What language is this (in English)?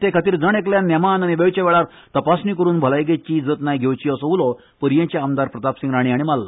Konkani